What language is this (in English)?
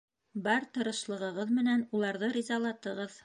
Bashkir